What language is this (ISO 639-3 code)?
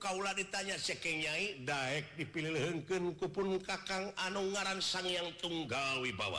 ind